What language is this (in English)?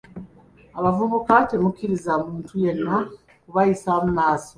Ganda